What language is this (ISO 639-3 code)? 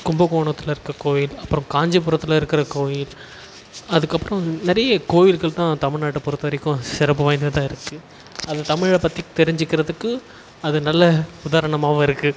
tam